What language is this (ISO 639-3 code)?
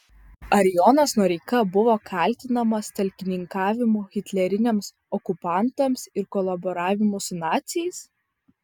lit